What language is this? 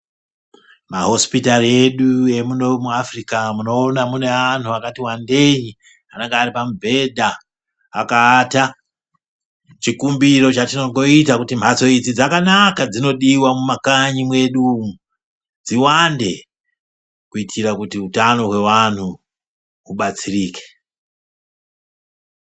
Ndau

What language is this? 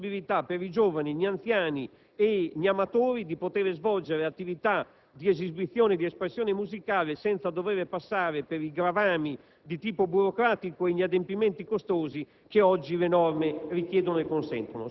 Italian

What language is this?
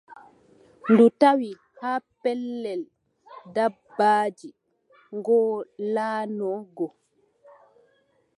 Adamawa Fulfulde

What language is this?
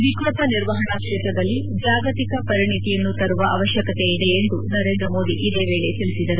Kannada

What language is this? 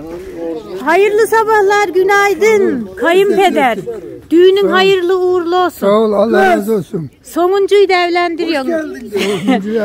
Turkish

